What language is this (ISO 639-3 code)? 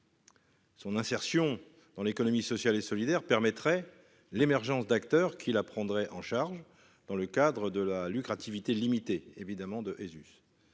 fra